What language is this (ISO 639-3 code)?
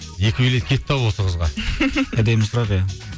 kaz